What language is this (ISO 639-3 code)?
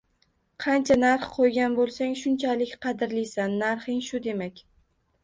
uzb